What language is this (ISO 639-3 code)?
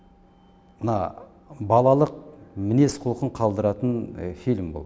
kaz